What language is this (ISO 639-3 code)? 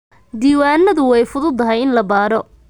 som